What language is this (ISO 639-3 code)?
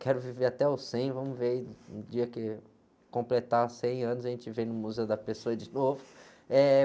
por